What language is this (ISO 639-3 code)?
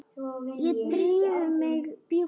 isl